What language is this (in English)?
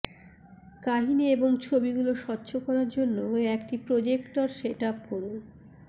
Bangla